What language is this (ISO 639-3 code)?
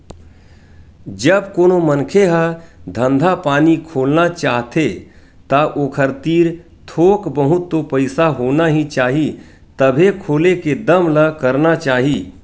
hne